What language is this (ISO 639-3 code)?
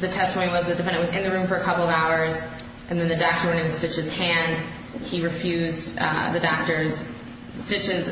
eng